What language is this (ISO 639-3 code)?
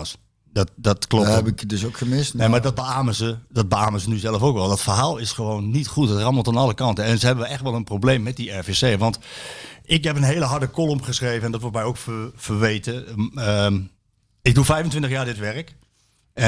nld